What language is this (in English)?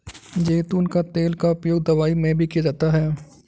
Hindi